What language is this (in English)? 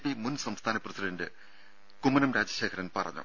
Malayalam